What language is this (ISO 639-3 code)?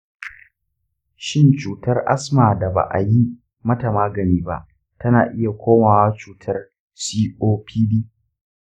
hau